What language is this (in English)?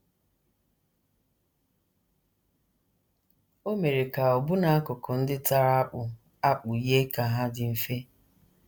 Igbo